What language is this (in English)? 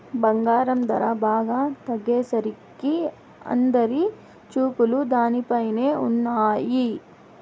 Telugu